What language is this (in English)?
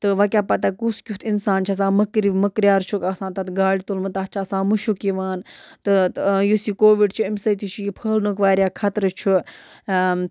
Kashmiri